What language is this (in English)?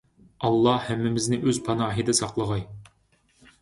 Uyghur